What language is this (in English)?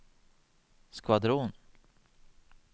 Norwegian